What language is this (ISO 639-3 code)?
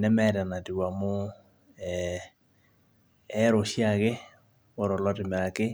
mas